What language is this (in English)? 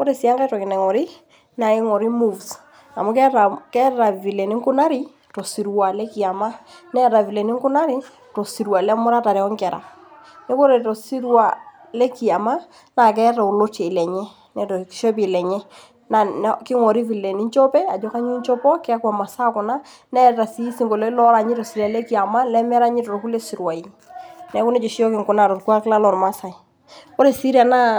Masai